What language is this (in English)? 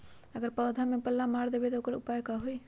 Magahi